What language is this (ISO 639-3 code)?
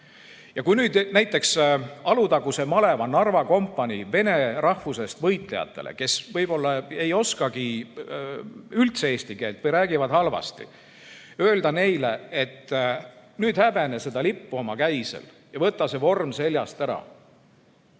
est